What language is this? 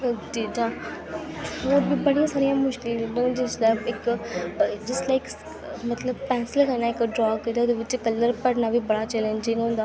Dogri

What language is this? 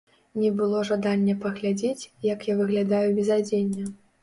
Belarusian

